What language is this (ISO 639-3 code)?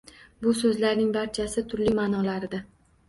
uzb